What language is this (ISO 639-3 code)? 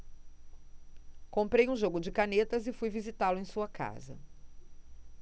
por